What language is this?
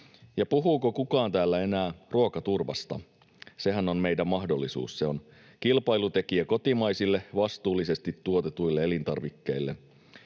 Finnish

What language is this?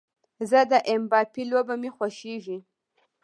Pashto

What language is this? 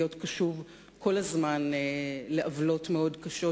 Hebrew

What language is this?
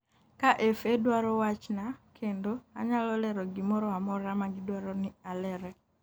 Luo (Kenya and Tanzania)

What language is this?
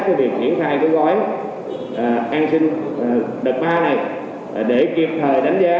Vietnamese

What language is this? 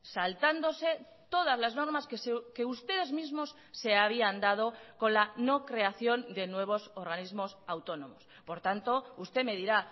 Spanish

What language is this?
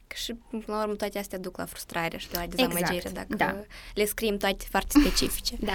Romanian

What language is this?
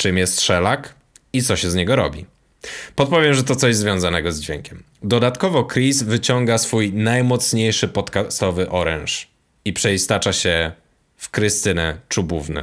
Polish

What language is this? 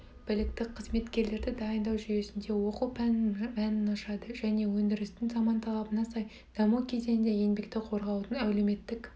Kazakh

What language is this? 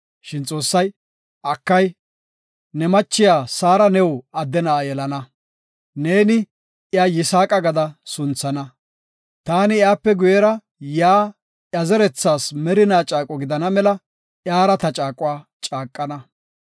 Gofa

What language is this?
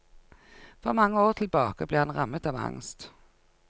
Norwegian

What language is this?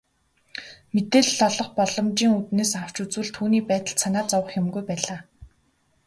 Mongolian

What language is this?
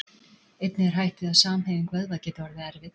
Icelandic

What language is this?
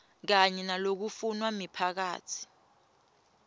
Swati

